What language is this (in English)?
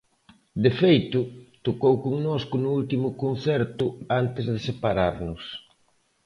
Galician